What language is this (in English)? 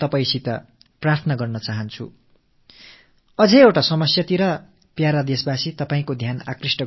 Tamil